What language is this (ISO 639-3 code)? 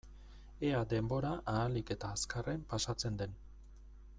eus